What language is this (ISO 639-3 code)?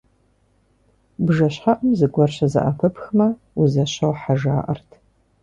kbd